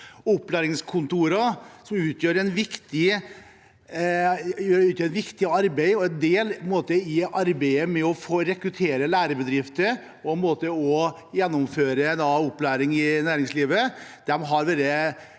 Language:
Norwegian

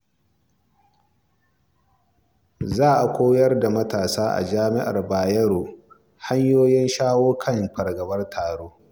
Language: Hausa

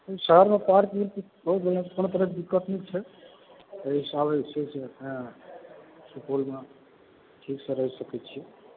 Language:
Maithili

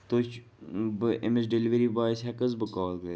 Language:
Kashmiri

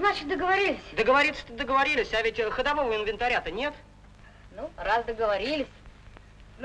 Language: Russian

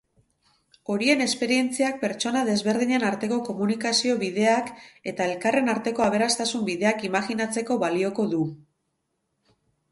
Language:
Basque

